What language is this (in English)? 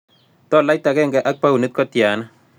Kalenjin